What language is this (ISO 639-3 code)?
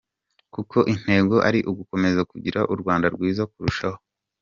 kin